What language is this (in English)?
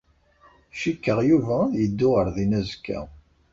Kabyle